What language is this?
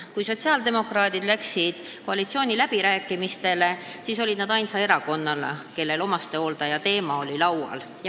Estonian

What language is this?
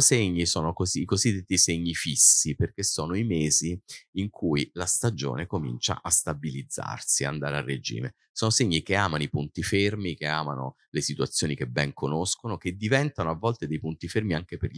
Italian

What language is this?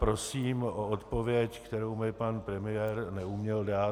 Czech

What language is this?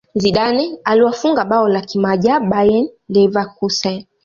Swahili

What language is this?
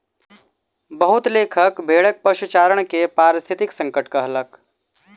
Maithili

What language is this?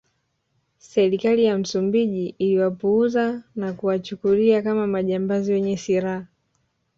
Swahili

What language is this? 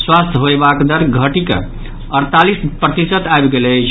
Maithili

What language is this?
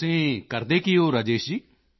Punjabi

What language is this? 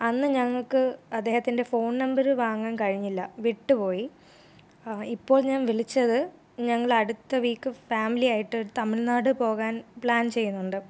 Malayalam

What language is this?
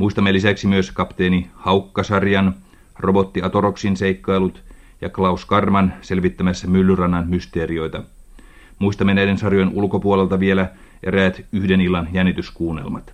Finnish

